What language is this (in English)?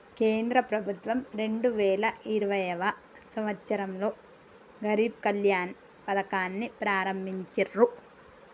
Telugu